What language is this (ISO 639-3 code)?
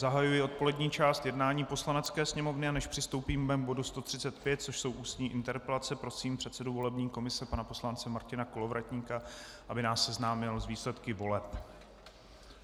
ces